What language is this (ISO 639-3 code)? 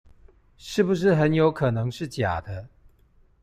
zho